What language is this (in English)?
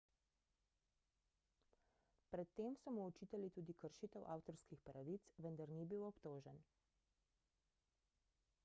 Slovenian